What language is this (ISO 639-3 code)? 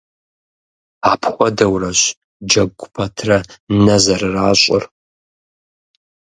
kbd